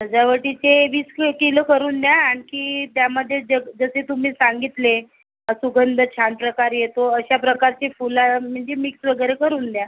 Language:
Marathi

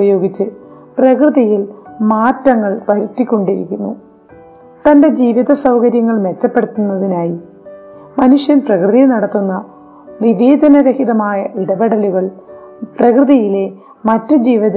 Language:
Malayalam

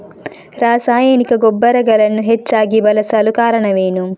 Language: Kannada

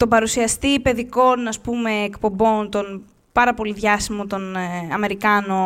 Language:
Greek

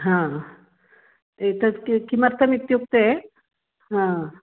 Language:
Sanskrit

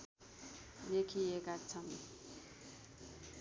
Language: Nepali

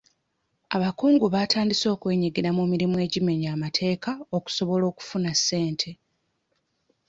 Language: Ganda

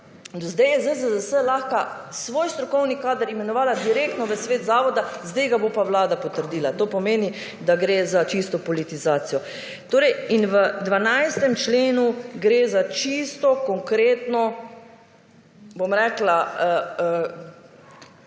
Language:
Slovenian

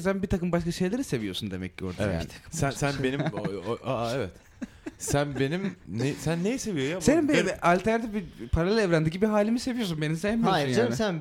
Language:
Turkish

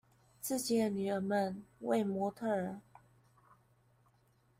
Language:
Chinese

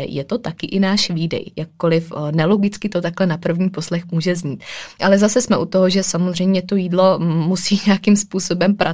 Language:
Czech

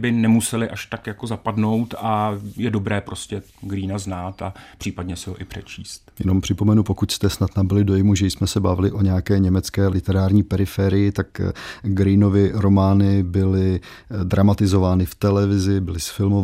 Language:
Czech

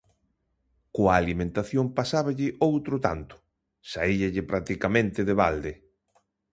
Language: Galician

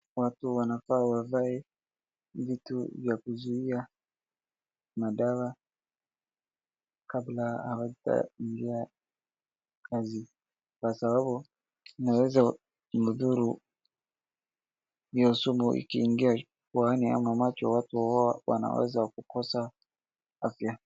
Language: Swahili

